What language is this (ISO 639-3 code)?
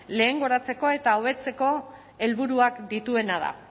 eus